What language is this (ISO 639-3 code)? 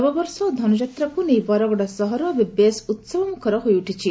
ori